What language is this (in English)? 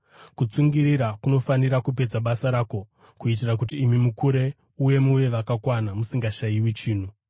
Shona